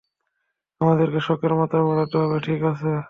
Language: Bangla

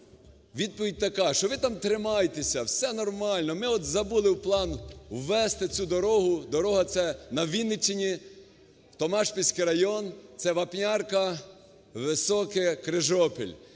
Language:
Ukrainian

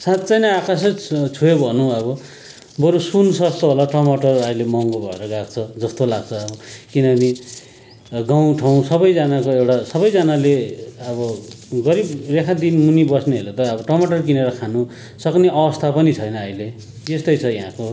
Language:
Nepali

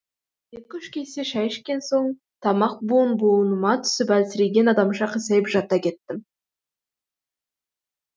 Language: Kazakh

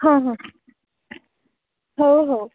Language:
Odia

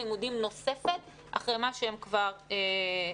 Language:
Hebrew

